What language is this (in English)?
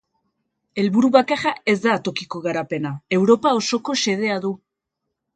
Basque